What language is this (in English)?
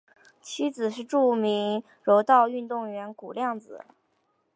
Chinese